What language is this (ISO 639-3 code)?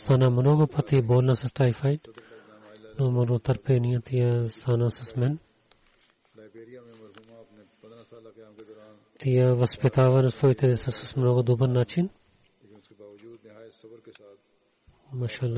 bul